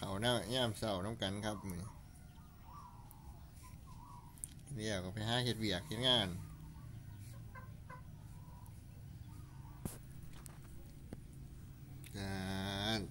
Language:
Thai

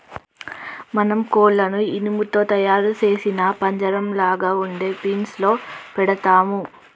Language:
Telugu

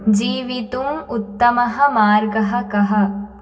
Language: Sanskrit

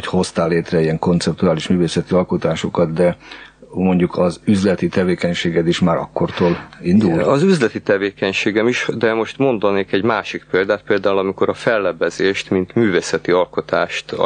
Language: Hungarian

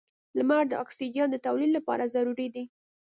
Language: Pashto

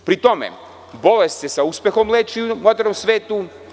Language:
Serbian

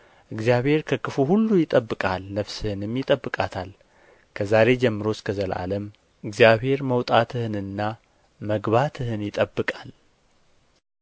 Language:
Amharic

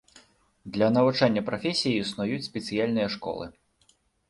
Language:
Belarusian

